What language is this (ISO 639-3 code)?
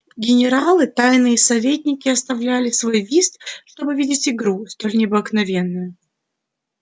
rus